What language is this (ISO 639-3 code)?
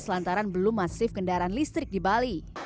ind